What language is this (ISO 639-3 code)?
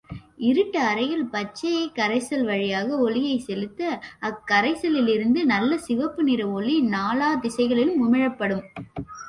tam